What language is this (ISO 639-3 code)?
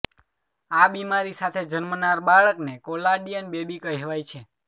guj